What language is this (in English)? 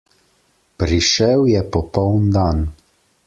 Slovenian